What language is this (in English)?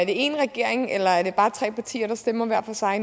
Danish